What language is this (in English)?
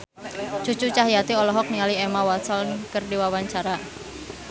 Sundanese